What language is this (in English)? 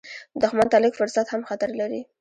Pashto